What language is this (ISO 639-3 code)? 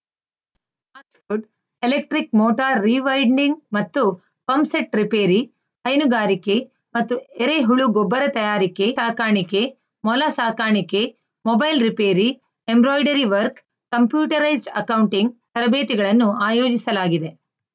kan